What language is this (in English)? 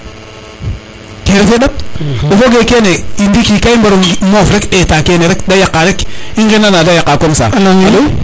Serer